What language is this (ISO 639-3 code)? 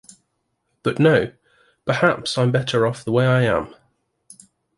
eng